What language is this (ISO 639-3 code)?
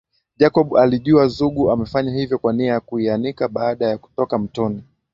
swa